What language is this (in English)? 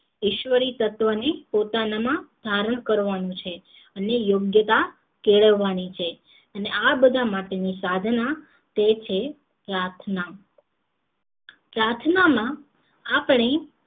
Gujarati